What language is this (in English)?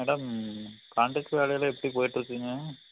Tamil